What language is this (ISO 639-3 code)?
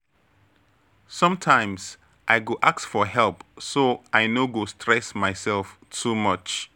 pcm